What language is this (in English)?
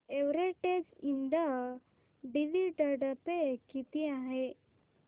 Marathi